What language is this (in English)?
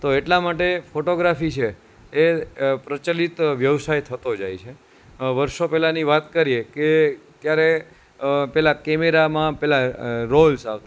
Gujarati